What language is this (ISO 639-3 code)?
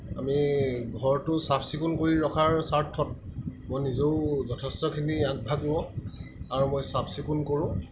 asm